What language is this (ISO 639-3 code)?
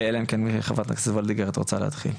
heb